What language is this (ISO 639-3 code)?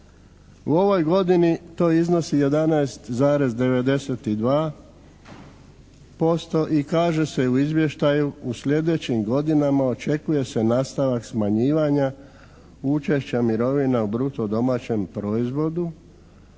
hrv